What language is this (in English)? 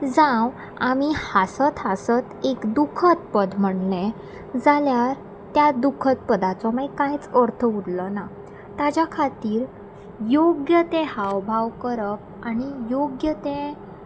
Konkani